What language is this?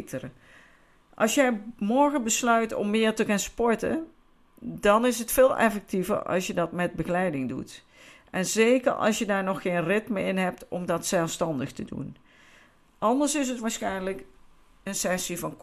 Dutch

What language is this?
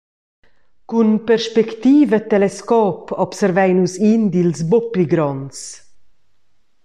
Romansh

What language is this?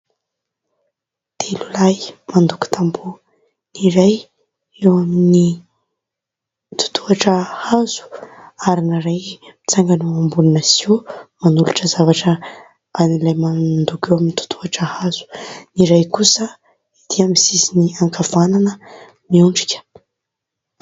Malagasy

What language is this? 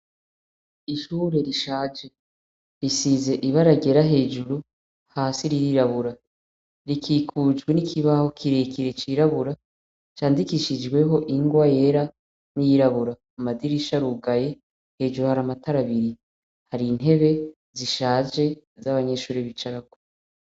Rundi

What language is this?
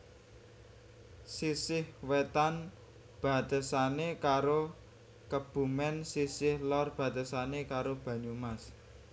Javanese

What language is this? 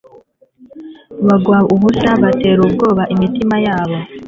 Kinyarwanda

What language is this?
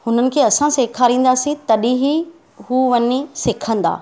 Sindhi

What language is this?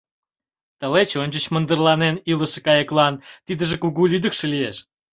Mari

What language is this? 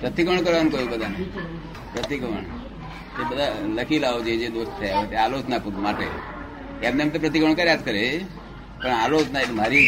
Gujarati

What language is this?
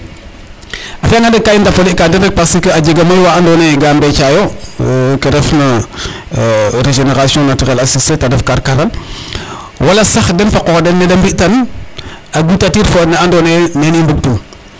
Serer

